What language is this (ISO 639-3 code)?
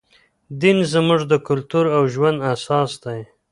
pus